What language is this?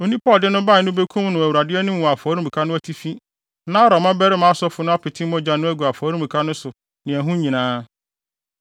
Akan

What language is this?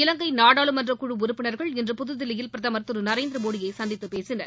Tamil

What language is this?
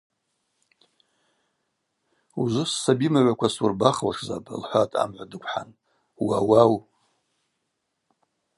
Abaza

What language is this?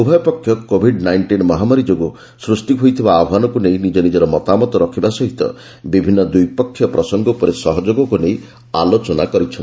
Odia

